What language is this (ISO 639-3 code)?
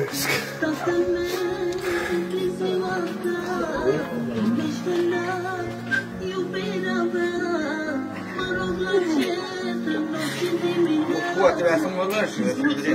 ron